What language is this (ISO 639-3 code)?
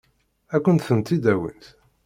kab